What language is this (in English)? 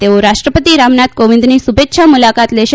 Gujarati